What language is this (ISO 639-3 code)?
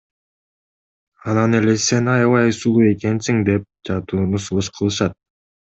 kir